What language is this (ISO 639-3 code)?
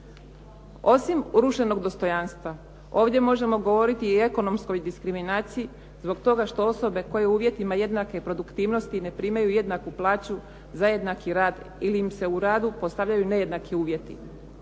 hrv